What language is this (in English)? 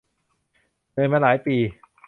Thai